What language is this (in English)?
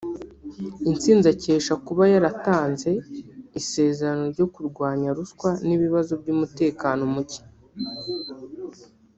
Kinyarwanda